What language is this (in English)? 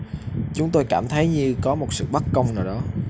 Vietnamese